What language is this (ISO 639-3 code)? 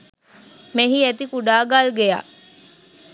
sin